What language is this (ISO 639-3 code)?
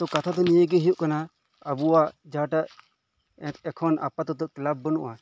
sat